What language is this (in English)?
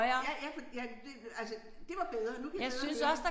Danish